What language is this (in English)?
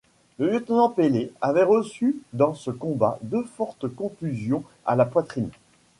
French